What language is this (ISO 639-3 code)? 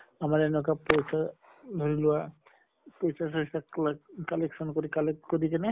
asm